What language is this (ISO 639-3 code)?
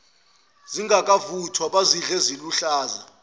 zul